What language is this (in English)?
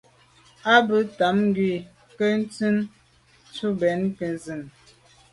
Medumba